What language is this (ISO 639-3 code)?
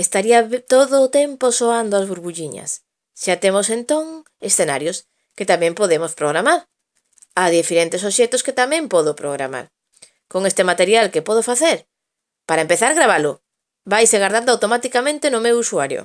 glg